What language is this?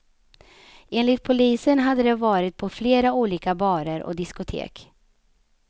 Swedish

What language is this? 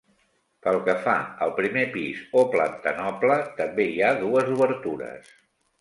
Catalan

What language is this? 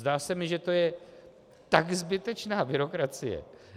Czech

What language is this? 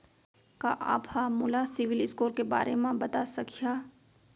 Chhattisgarhi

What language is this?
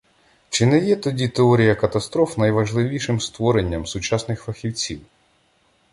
Ukrainian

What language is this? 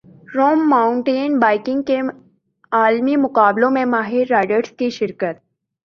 Urdu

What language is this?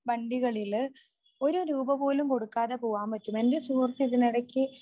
Malayalam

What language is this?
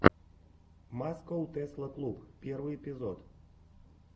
Russian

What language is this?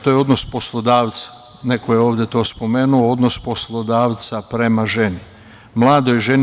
Serbian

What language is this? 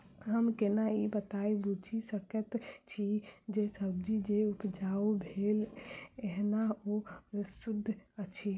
Maithili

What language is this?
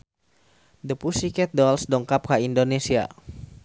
Sundanese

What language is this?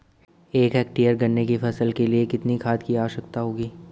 Hindi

